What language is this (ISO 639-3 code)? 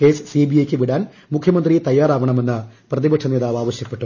mal